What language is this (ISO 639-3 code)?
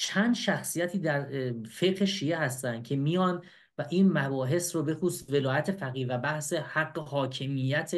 fas